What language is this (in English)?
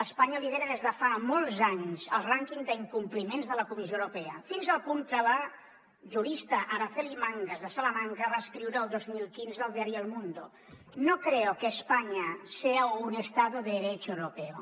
Catalan